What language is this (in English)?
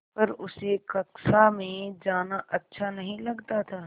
Hindi